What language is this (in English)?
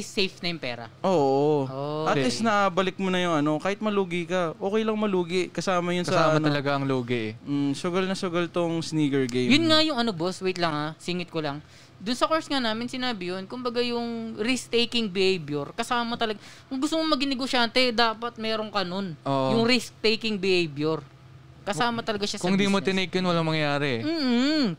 Filipino